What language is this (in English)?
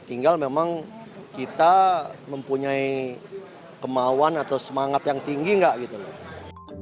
Indonesian